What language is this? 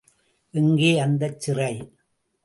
Tamil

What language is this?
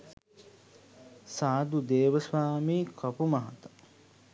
Sinhala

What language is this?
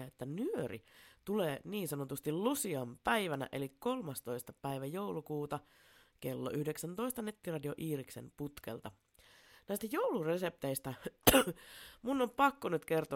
Finnish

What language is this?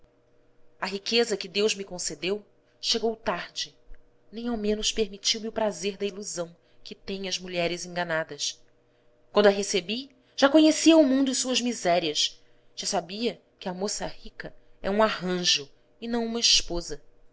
Portuguese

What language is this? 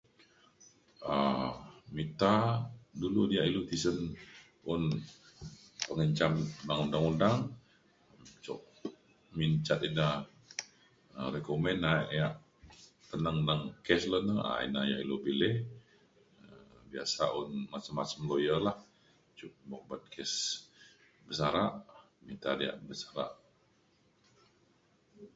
Mainstream Kenyah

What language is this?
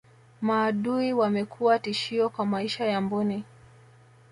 Swahili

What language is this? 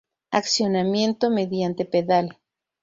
Spanish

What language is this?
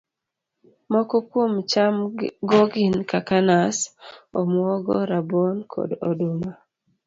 Luo (Kenya and Tanzania)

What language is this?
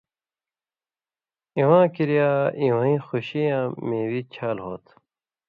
Indus Kohistani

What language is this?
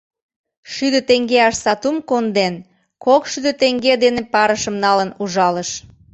Mari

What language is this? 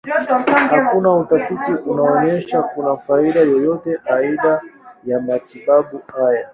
Swahili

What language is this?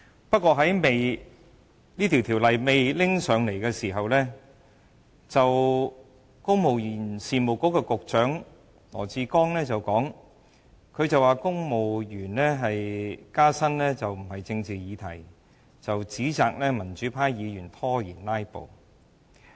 Cantonese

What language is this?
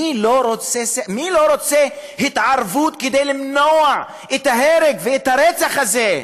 Hebrew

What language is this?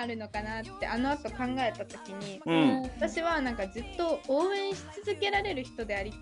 Japanese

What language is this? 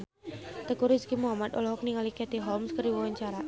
Sundanese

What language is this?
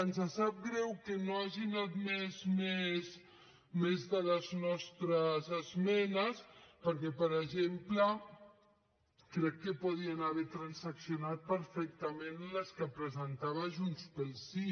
Catalan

